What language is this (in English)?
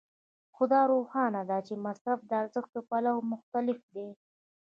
Pashto